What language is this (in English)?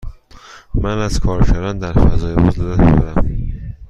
Persian